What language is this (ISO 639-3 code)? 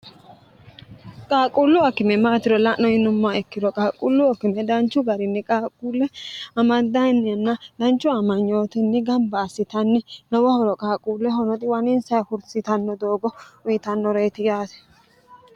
sid